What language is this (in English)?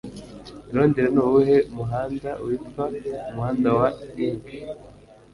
Kinyarwanda